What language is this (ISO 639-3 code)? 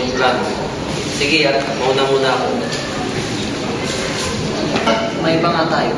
fil